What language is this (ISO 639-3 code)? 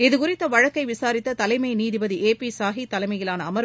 tam